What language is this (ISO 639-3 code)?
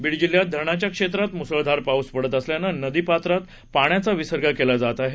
mar